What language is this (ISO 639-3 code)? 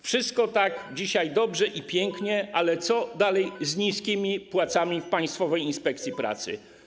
pol